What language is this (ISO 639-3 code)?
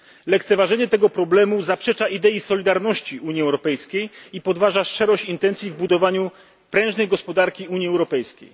pol